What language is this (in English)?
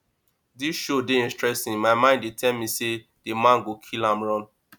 Nigerian Pidgin